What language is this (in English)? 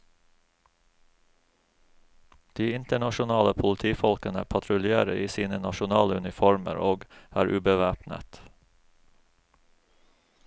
Norwegian